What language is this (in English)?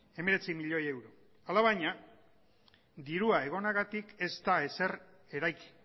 Basque